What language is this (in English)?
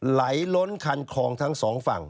Thai